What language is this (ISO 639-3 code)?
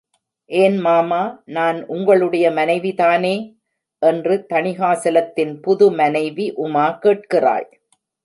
tam